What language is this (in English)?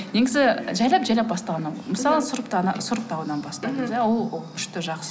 Kazakh